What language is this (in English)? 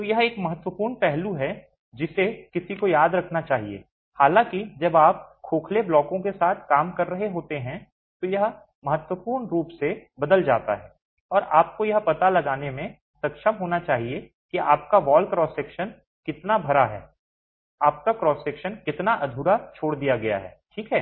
Hindi